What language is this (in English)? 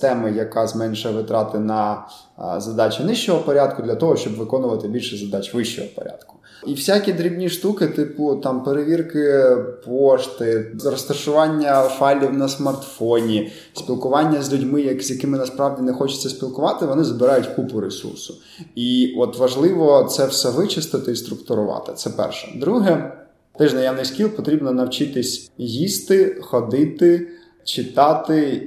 Ukrainian